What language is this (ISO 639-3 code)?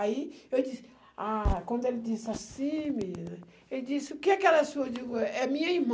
por